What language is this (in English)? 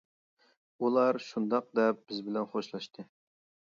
Uyghur